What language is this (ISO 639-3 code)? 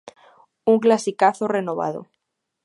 glg